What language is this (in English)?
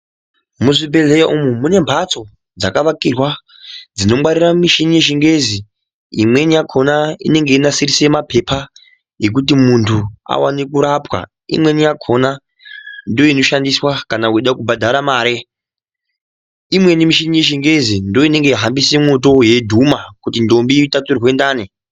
Ndau